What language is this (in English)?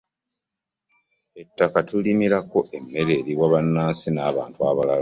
Ganda